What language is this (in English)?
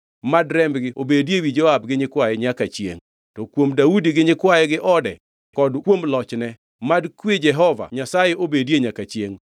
Luo (Kenya and Tanzania)